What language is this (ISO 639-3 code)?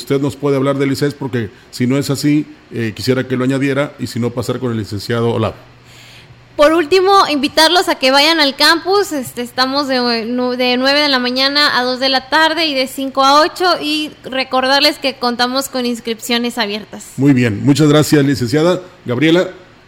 spa